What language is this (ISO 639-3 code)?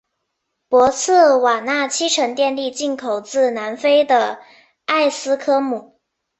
zho